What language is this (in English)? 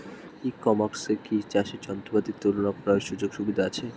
Bangla